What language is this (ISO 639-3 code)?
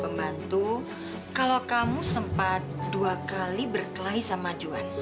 ind